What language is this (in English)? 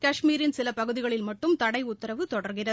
Tamil